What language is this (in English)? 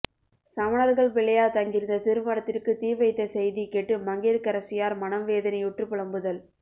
Tamil